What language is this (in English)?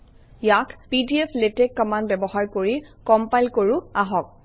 Assamese